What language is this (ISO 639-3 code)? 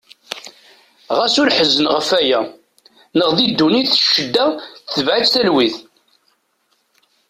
kab